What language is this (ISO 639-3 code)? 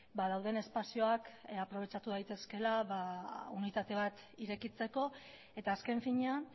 eus